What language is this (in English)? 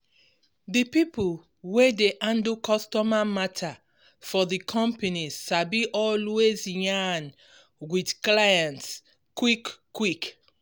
Nigerian Pidgin